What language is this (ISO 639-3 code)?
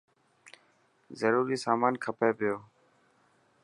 mki